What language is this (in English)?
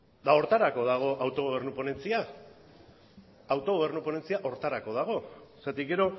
Basque